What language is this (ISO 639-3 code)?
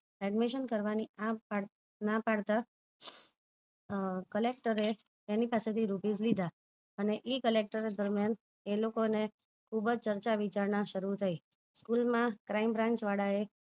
guj